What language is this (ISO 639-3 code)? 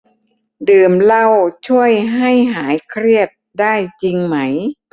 tha